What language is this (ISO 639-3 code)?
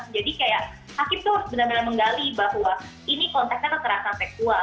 ind